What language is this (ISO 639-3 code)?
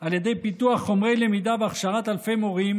heb